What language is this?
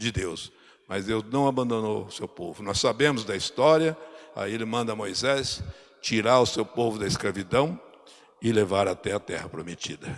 Portuguese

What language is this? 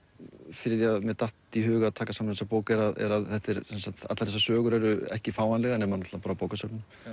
Icelandic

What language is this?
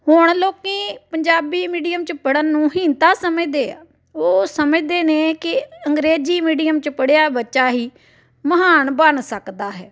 Punjabi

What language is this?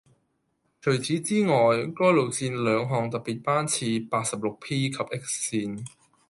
Cantonese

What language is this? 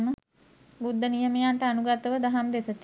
Sinhala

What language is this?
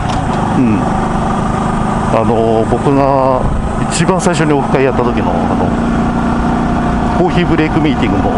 Japanese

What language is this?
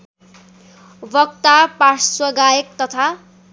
Nepali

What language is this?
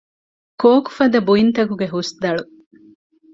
Divehi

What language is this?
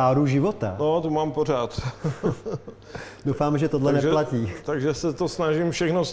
Czech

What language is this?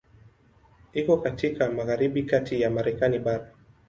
Swahili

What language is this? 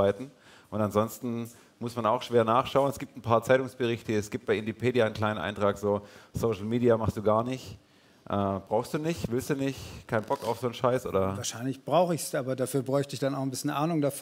German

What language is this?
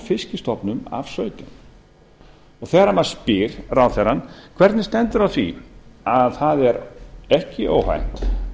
Icelandic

